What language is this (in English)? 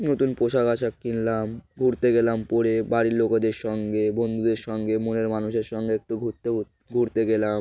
Bangla